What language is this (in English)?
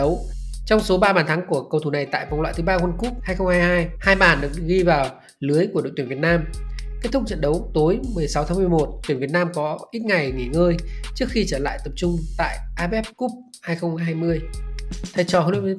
Vietnamese